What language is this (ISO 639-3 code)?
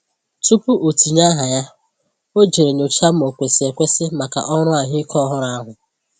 ibo